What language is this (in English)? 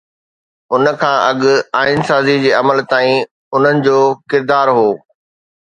Sindhi